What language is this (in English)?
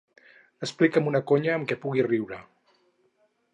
Catalan